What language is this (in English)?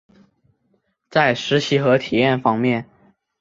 Chinese